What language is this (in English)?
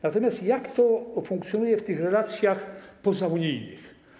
Polish